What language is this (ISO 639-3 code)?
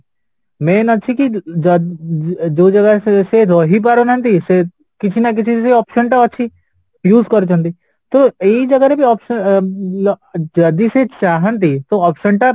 ori